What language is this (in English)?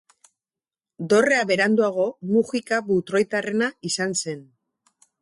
Basque